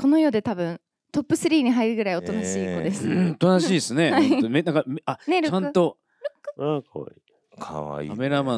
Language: Japanese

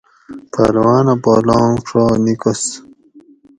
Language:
Gawri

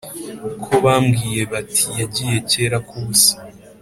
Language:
Kinyarwanda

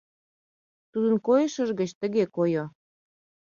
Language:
Mari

